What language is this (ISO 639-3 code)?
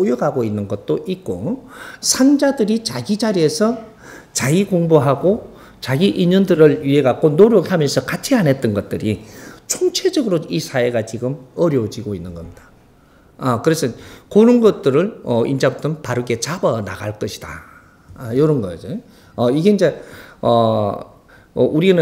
kor